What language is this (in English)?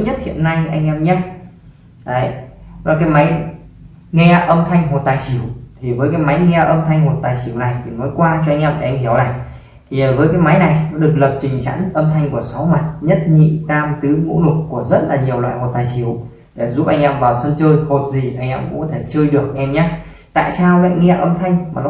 Vietnamese